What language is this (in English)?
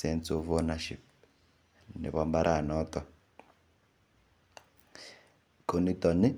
Kalenjin